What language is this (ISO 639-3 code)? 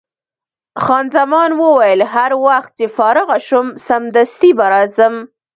pus